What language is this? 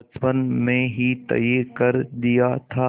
Hindi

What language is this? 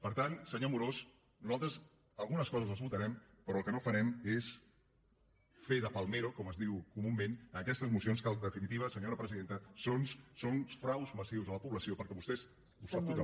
Catalan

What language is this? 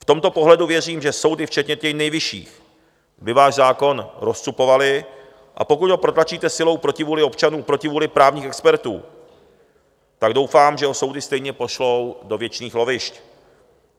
Czech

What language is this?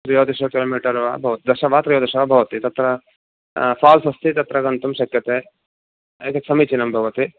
Sanskrit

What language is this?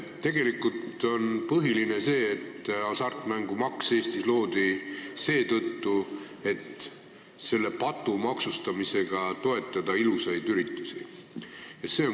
Estonian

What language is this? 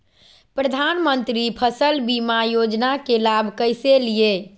Magahi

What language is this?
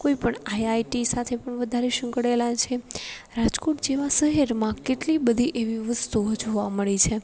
Gujarati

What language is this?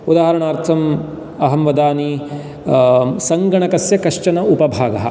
Sanskrit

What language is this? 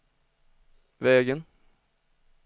Swedish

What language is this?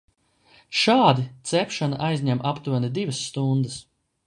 Latvian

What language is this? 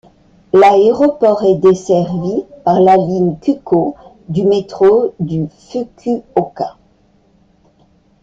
French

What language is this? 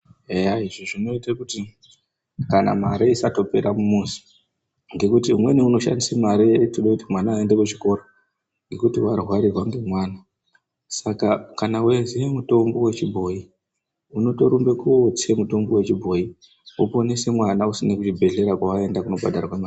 Ndau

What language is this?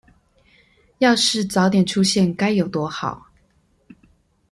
Chinese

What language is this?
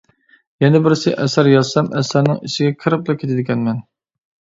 Uyghur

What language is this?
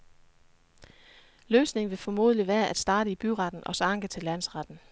Danish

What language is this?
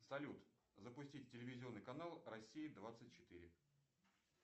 Russian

